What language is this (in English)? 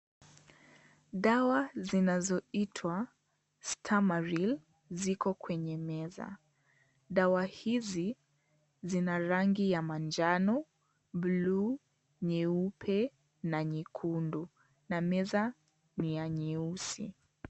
Swahili